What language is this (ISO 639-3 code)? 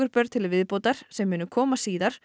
isl